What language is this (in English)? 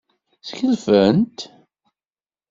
Kabyle